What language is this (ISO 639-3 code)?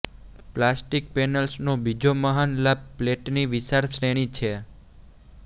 guj